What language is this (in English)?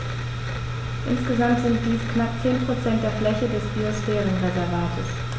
German